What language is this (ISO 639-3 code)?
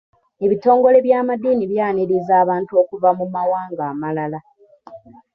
lug